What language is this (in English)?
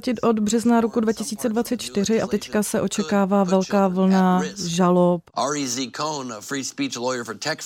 Czech